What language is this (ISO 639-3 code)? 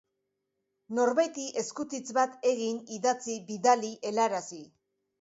eus